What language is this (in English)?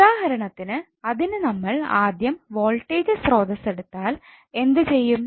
Malayalam